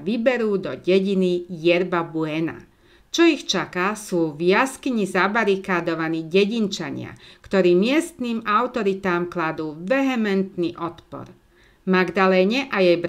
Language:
Slovak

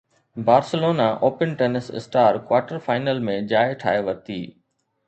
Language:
Sindhi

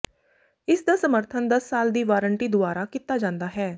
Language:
Punjabi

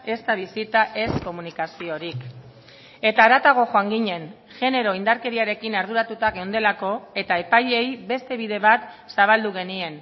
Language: Basque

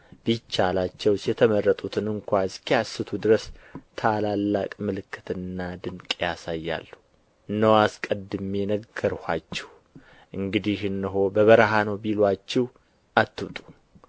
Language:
Amharic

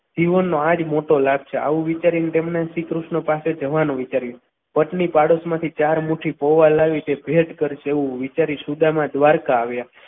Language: Gujarati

